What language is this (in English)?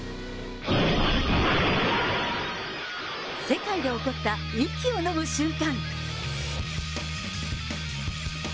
Japanese